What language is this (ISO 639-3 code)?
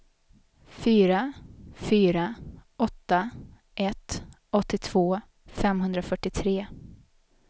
swe